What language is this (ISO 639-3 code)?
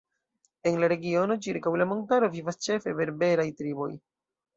epo